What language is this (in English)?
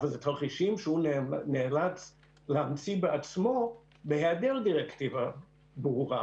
Hebrew